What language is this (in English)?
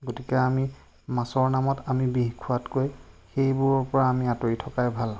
Assamese